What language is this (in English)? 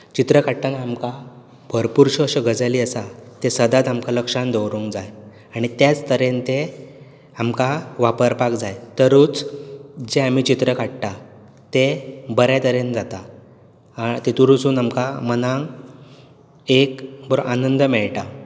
Konkani